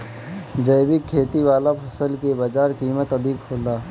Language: Bhojpuri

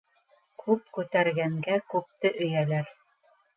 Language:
Bashkir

